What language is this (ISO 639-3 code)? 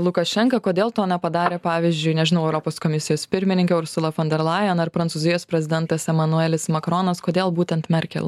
lit